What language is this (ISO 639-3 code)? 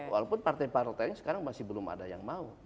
ind